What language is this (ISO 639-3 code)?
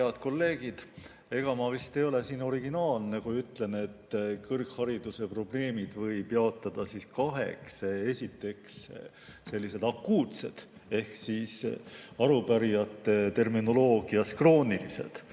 est